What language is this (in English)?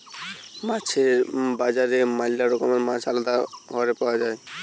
Bangla